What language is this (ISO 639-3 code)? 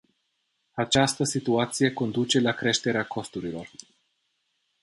ron